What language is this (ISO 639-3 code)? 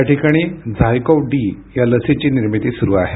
mar